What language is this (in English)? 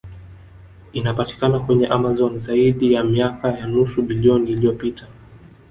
Swahili